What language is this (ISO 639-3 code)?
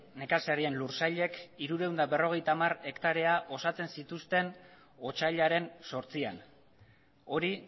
eus